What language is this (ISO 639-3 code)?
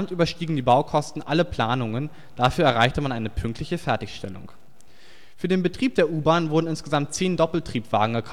deu